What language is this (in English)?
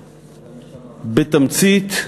Hebrew